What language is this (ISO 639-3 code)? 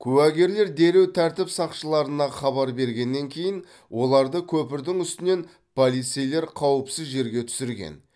kaz